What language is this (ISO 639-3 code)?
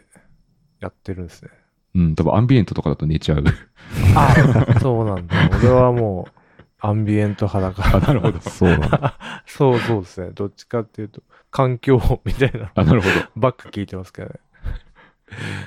jpn